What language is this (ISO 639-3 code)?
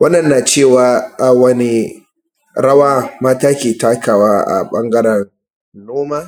hau